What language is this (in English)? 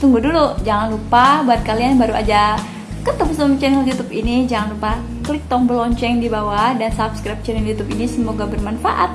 Indonesian